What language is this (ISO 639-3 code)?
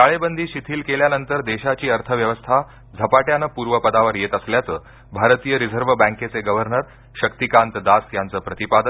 mar